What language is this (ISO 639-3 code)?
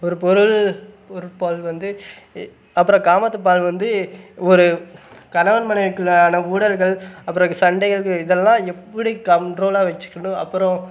tam